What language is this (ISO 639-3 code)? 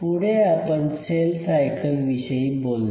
mar